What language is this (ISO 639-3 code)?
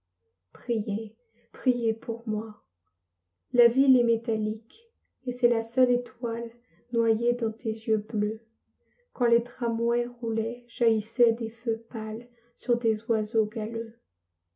fra